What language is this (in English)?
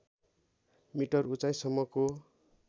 Nepali